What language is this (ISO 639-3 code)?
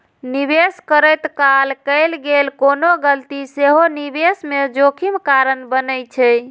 mai